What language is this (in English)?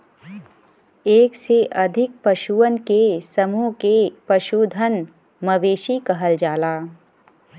Bhojpuri